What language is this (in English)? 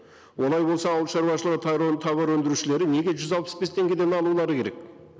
Kazakh